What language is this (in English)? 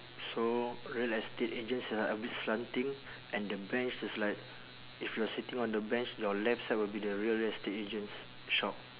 English